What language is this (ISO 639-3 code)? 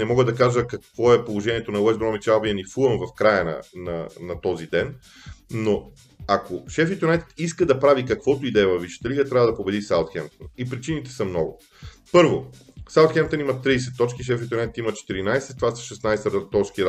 bul